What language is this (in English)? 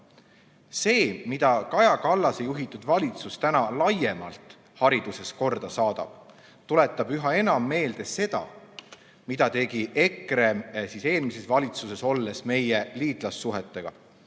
Estonian